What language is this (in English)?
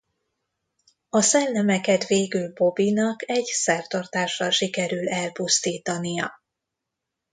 Hungarian